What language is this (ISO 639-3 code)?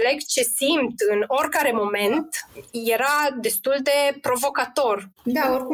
ron